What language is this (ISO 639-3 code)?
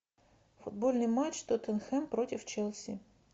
rus